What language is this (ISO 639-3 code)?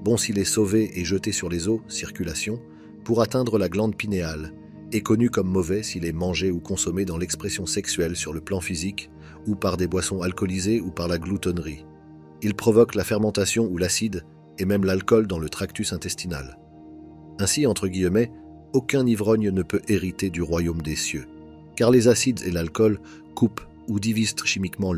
fra